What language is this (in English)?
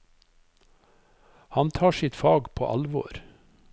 Norwegian